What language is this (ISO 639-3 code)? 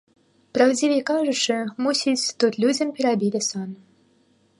bel